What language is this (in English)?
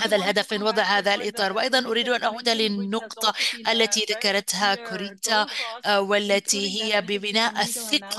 Arabic